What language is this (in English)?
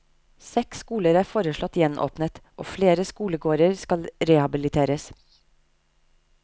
Norwegian